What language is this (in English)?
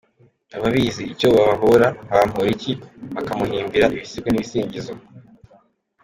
Kinyarwanda